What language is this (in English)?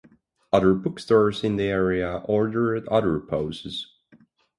English